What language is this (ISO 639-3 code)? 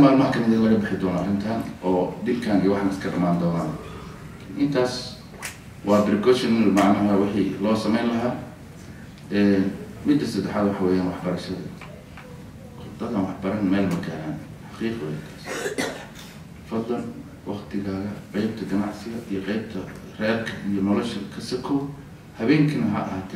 ara